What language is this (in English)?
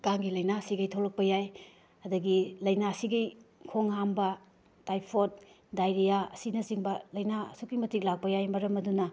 Manipuri